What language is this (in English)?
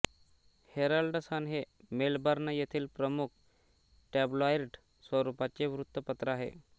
Marathi